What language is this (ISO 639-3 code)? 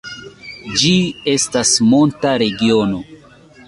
epo